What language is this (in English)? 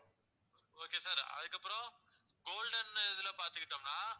Tamil